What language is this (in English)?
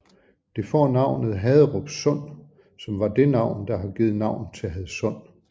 Danish